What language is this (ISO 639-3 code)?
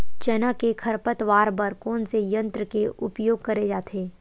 hne